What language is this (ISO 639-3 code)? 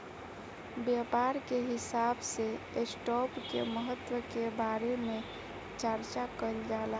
bho